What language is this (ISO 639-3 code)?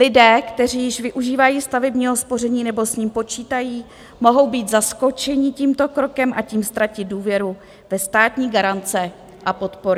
ces